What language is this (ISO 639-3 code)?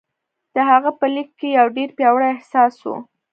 pus